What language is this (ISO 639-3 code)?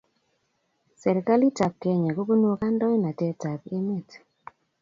kln